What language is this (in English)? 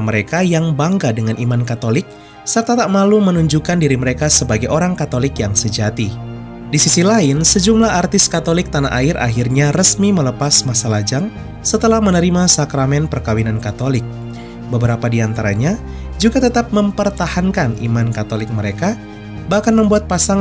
Indonesian